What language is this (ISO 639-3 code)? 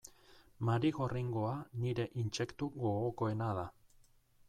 eus